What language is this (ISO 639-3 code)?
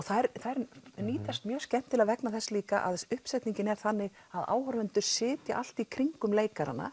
isl